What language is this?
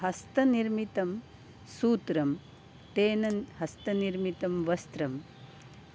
Sanskrit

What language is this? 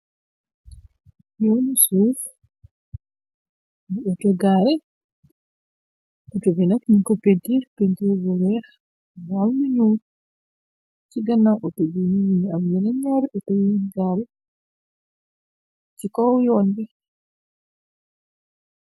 Wolof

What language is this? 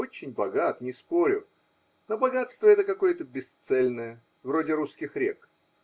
Russian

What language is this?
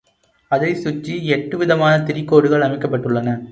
Tamil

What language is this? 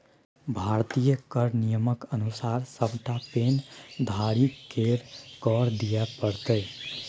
Maithili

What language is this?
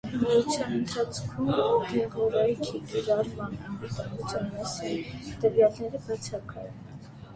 Armenian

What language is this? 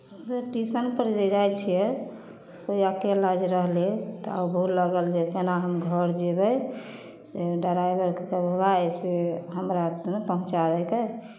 Maithili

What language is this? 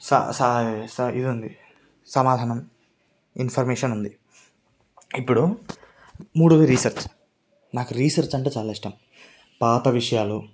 Telugu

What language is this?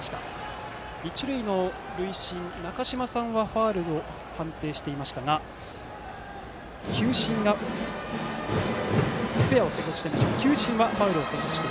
Japanese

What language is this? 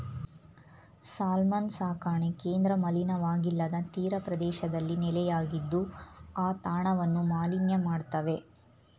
Kannada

